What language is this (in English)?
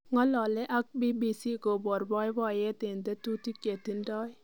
Kalenjin